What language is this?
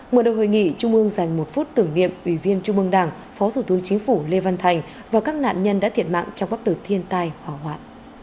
Vietnamese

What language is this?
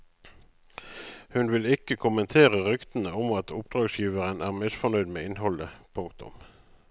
Norwegian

